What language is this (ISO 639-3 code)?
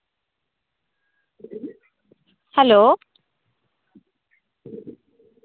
sat